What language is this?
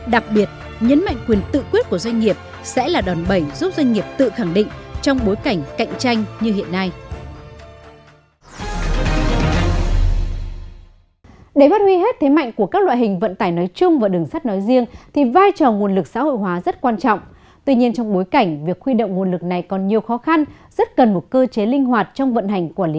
Vietnamese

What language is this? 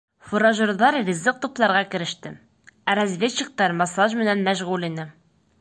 Bashkir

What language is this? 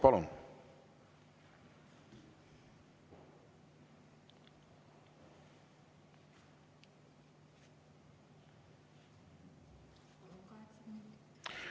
Estonian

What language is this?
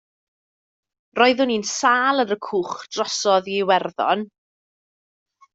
Welsh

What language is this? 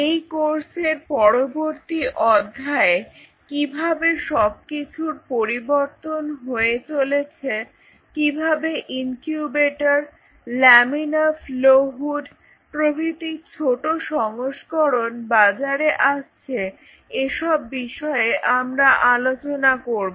Bangla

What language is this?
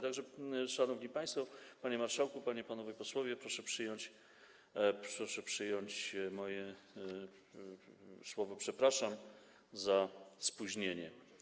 Polish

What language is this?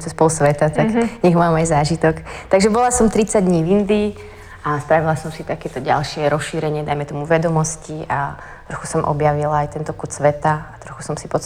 Slovak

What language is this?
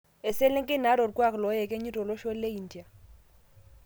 Masai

